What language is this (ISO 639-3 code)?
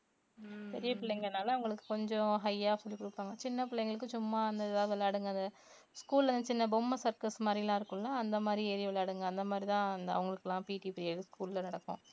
tam